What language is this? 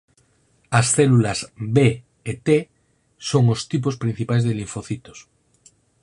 Galician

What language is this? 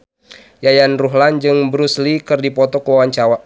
Sundanese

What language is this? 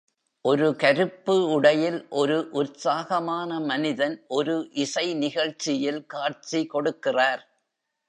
Tamil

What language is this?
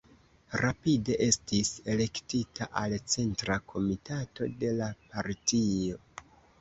Esperanto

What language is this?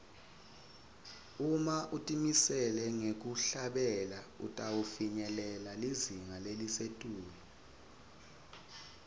Swati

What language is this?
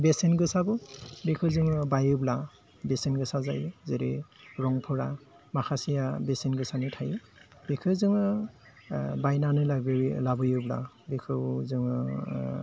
Bodo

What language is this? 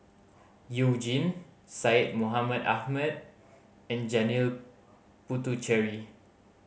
English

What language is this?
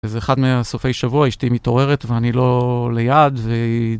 Hebrew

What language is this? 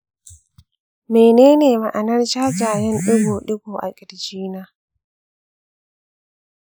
Hausa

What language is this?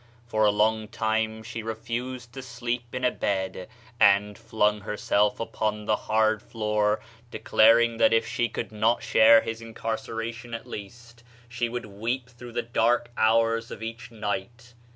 English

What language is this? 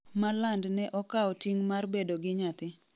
Luo (Kenya and Tanzania)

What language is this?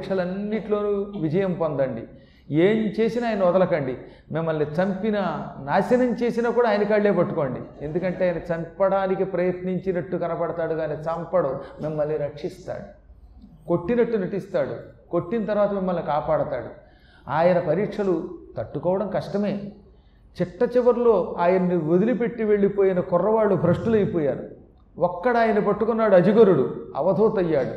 Telugu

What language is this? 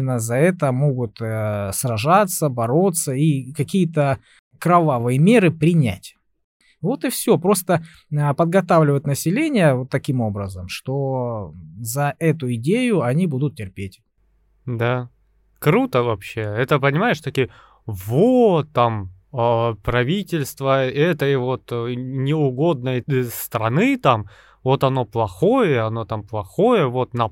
Russian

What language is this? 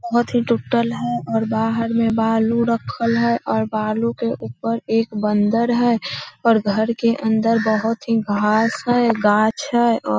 Magahi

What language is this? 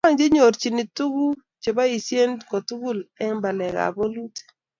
Kalenjin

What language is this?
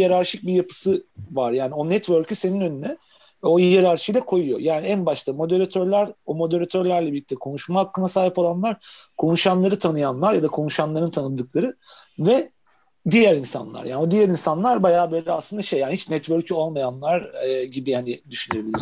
Turkish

